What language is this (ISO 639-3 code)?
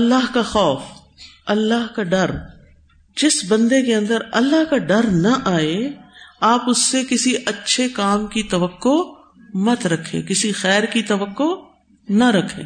urd